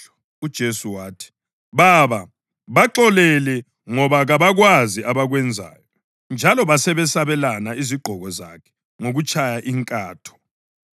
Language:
North Ndebele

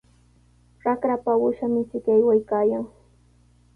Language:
Sihuas Ancash Quechua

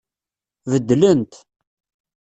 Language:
Kabyle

